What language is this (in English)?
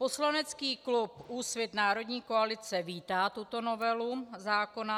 Czech